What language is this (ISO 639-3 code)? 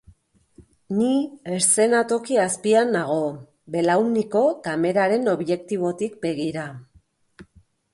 eus